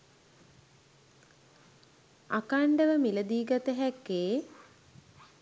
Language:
Sinhala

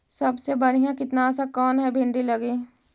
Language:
Magahi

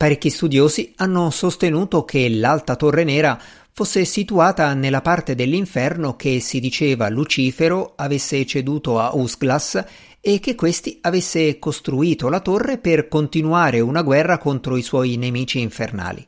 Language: Italian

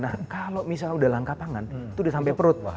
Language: Indonesian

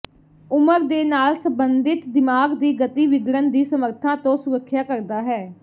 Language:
Punjabi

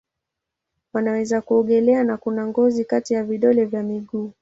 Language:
Swahili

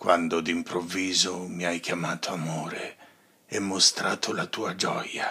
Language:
Italian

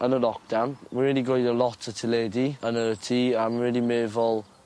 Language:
Welsh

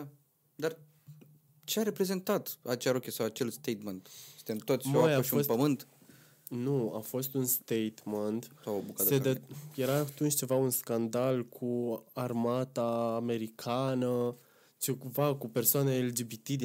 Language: Romanian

